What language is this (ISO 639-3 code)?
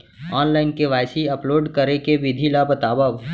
hne